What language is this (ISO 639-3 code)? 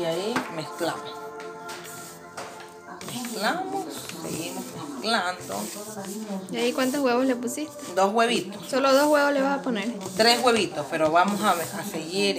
spa